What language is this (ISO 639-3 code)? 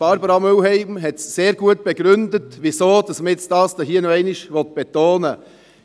gsw